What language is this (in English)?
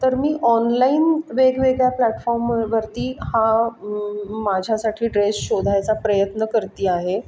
Marathi